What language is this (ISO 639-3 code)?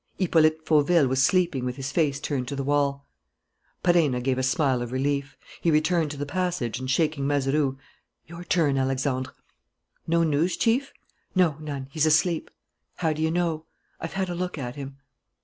eng